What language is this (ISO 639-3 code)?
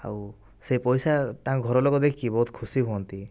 ori